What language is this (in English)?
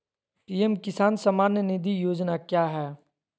Magahi